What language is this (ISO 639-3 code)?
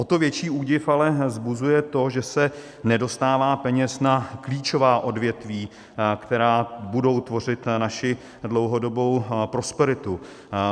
ces